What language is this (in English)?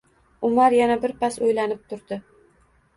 Uzbek